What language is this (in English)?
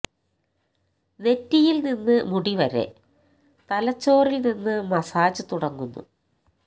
Malayalam